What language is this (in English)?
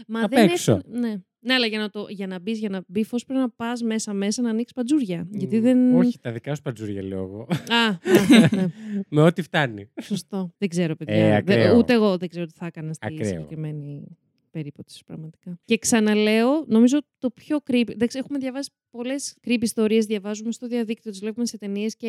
Greek